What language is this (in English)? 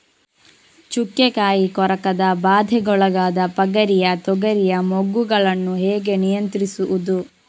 Kannada